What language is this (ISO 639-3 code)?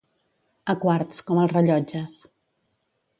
cat